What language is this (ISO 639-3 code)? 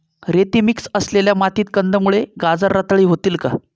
mar